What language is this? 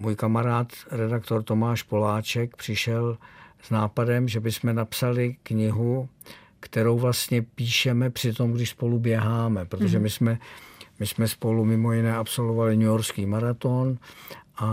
Czech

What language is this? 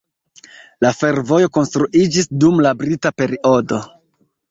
Esperanto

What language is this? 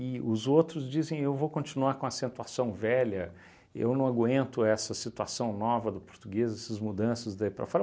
Portuguese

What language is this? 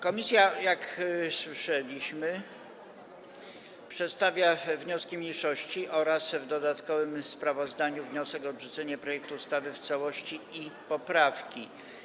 Polish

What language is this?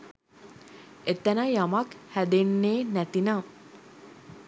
Sinhala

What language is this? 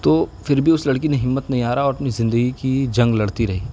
Urdu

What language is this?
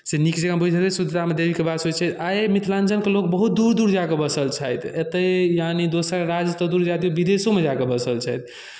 Maithili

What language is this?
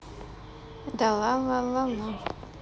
Russian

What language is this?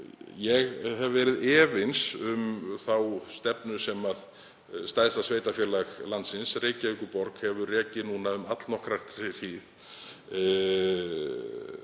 Icelandic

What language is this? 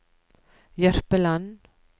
Norwegian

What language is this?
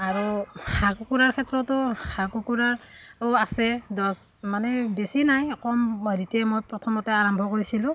Assamese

